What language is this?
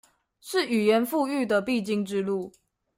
Chinese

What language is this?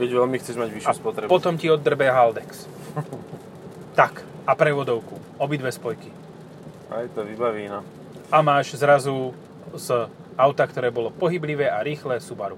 Slovak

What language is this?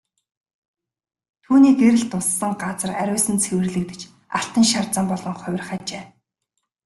Mongolian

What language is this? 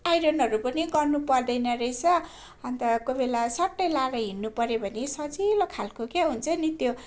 Nepali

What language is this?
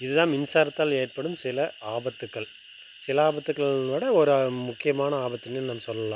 Tamil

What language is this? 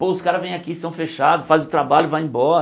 Portuguese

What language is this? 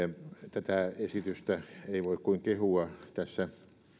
Finnish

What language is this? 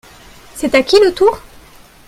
French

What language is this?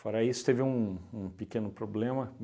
Portuguese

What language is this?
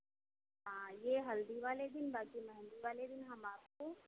Hindi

